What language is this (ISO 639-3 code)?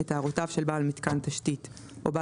heb